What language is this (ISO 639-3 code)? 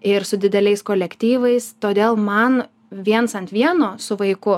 lit